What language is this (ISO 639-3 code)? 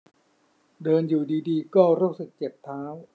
tha